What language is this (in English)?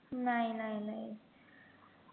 Marathi